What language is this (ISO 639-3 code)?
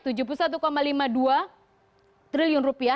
ind